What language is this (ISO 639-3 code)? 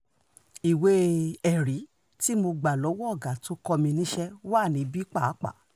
yor